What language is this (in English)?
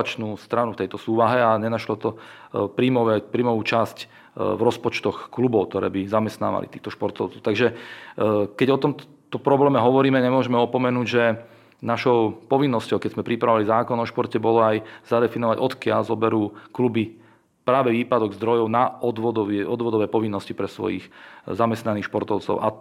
Slovak